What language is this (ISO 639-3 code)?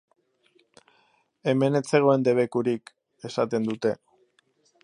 eus